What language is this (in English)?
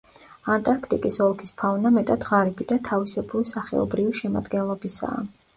Georgian